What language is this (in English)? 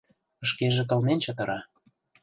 Mari